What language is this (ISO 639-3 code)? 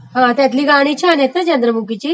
mar